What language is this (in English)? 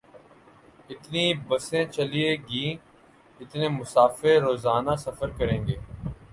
Urdu